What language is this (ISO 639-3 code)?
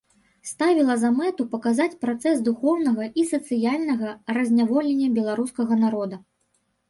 bel